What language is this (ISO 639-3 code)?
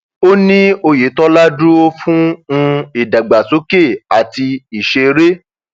yor